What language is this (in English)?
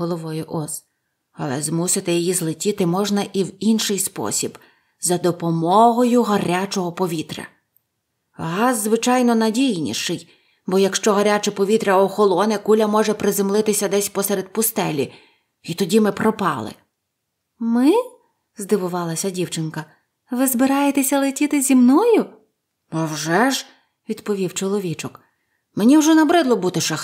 Ukrainian